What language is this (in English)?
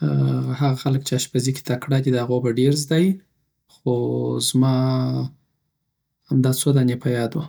Southern Pashto